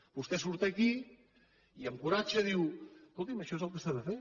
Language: Catalan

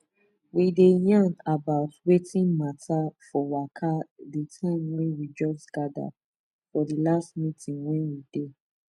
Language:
Nigerian Pidgin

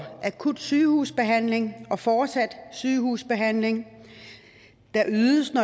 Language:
Danish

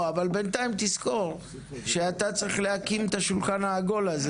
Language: Hebrew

